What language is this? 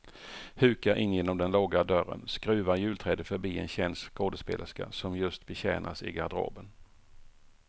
Swedish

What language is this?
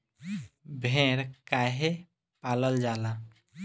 Bhojpuri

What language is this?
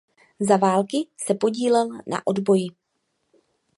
Czech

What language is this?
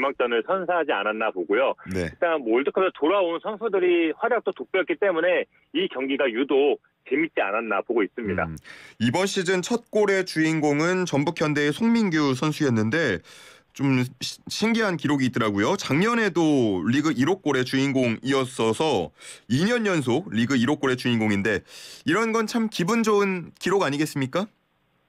Korean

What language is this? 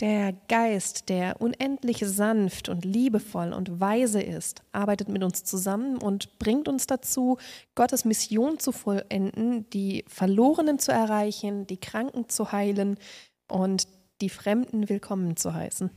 German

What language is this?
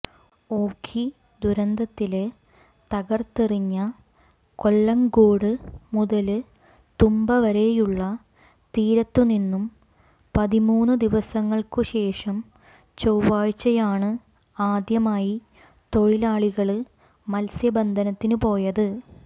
Malayalam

